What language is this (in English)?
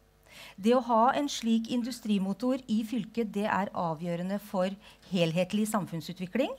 Norwegian